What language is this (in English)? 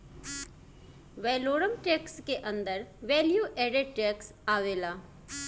Bhojpuri